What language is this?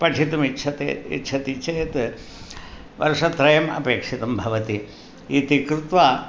Sanskrit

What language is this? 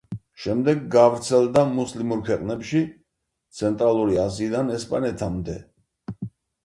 Georgian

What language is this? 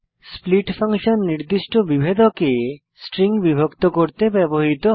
Bangla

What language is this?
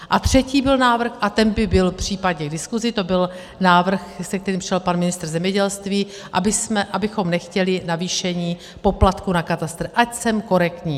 Czech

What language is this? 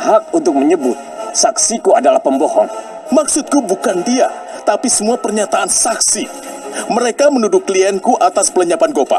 Indonesian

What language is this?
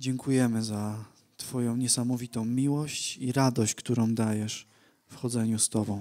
Polish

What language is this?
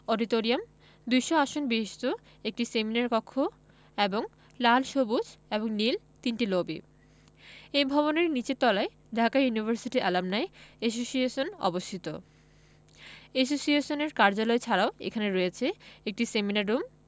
Bangla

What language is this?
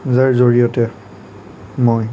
Assamese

